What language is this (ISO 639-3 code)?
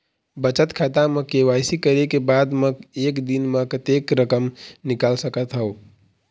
hne